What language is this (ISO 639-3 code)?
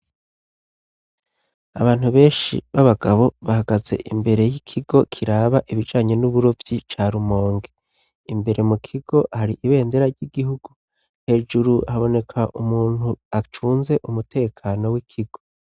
run